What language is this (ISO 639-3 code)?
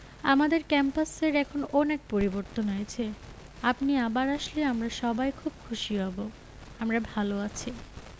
ben